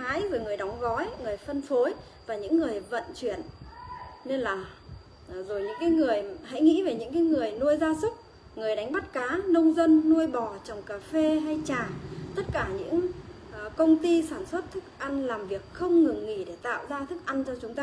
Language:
Vietnamese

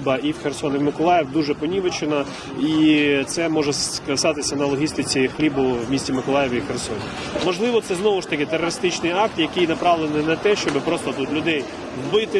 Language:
Ukrainian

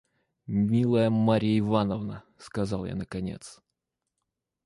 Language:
Russian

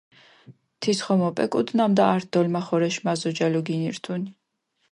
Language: Mingrelian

